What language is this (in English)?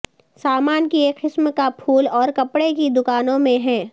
Urdu